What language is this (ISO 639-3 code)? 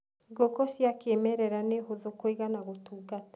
kik